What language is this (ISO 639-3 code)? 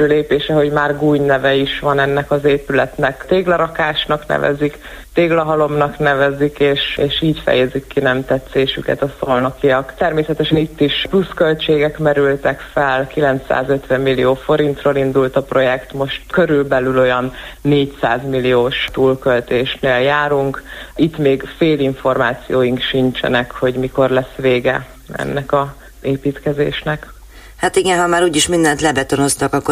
hun